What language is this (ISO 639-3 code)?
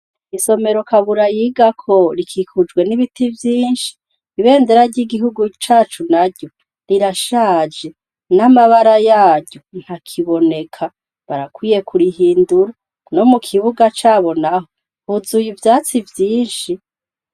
run